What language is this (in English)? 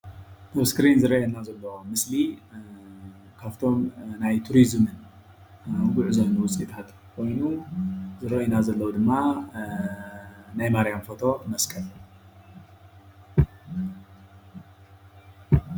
Tigrinya